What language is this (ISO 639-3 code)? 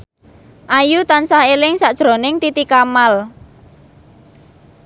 jav